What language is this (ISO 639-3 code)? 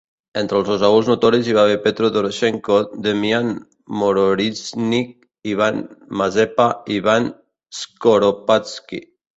cat